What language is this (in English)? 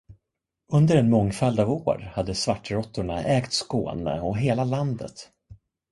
Swedish